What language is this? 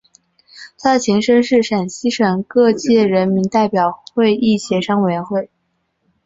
Chinese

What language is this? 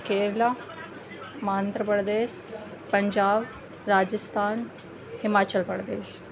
Urdu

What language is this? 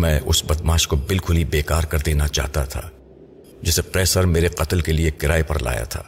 Urdu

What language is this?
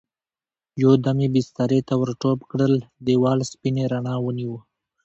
Pashto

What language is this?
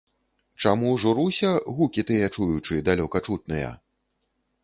Belarusian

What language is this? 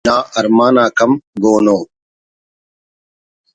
Brahui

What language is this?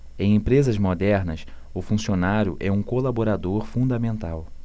Portuguese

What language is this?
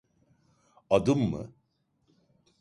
Turkish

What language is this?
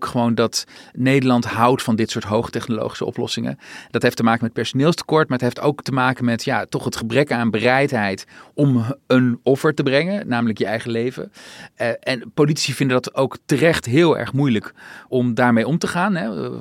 Dutch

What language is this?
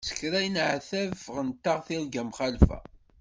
Kabyle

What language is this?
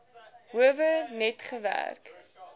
Afrikaans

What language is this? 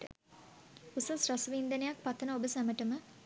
Sinhala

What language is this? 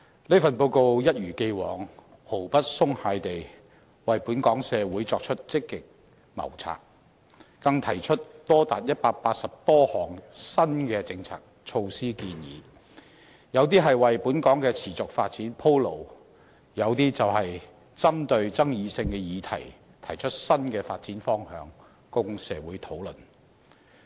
Cantonese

